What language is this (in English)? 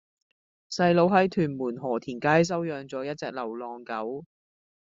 Cantonese